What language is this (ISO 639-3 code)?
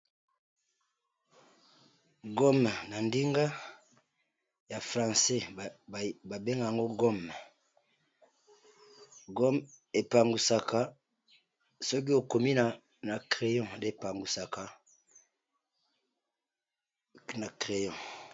lin